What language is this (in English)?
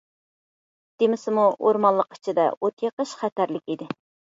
Uyghur